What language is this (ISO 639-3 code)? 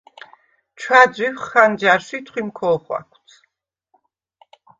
sva